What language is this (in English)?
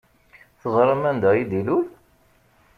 Kabyle